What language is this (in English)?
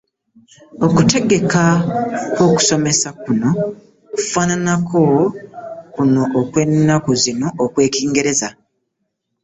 Ganda